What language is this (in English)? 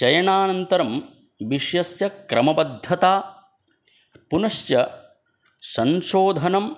Sanskrit